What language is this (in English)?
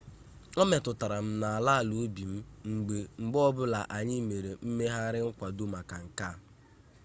Igbo